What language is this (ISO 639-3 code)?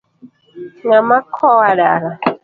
luo